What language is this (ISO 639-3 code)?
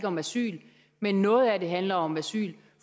dan